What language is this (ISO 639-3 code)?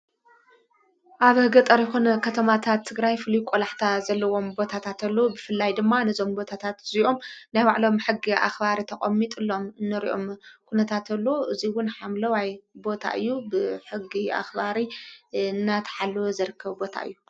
tir